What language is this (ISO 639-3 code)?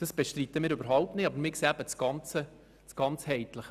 gsw